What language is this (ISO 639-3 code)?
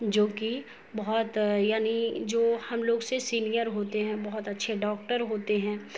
urd